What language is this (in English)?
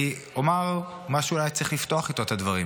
Hebrew